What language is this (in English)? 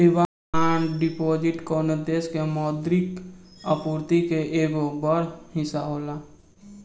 Bhojpuri